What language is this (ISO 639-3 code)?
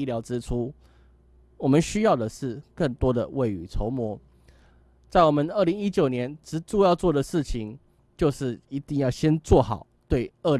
zho